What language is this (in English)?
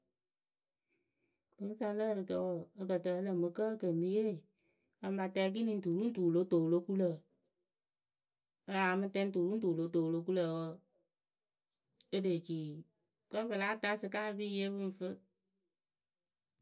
Akebu